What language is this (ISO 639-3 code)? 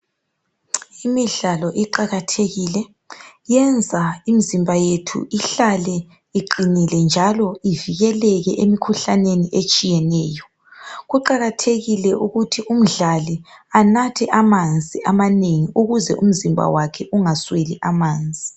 nde